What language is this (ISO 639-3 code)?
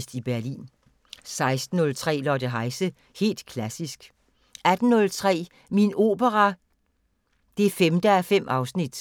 dan